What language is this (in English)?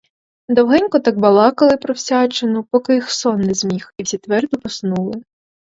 Ukrainian